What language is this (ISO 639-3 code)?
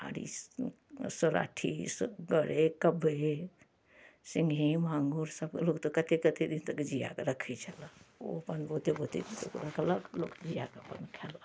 mai